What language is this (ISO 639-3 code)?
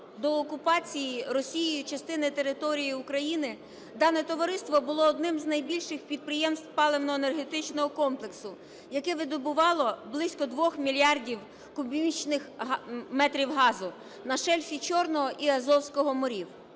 ukr